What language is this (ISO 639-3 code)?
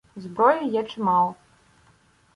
ukr